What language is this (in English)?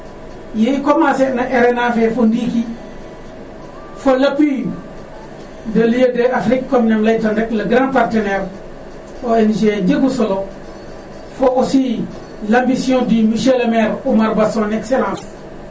Serer